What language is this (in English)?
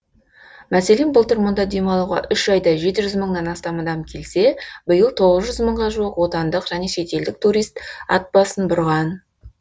Kazakh